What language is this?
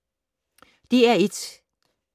Danish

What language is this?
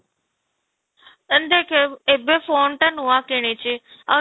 Odia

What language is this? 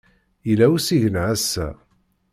Kabyle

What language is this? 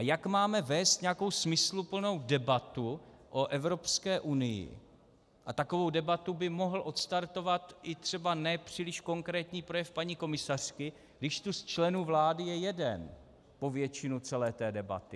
Czech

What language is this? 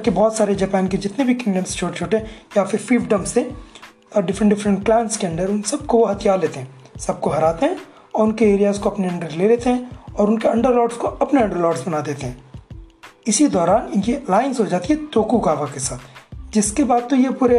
Hindi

